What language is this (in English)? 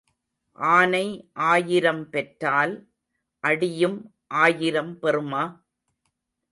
Tamil